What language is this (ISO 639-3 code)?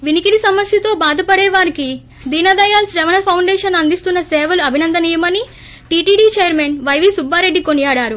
tel